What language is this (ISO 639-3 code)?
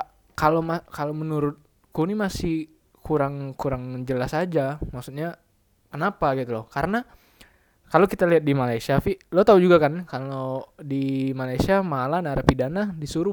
ind